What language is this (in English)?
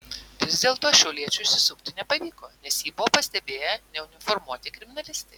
Lithuanian